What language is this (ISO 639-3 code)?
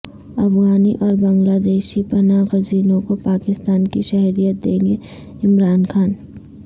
urd